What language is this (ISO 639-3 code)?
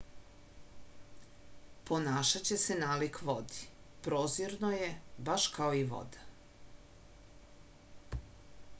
srp